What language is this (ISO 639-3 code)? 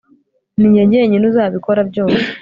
kin